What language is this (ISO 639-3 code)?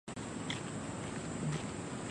zho